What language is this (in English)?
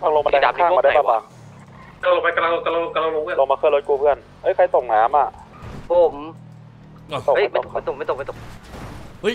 Thai